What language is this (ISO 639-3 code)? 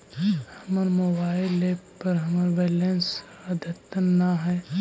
mag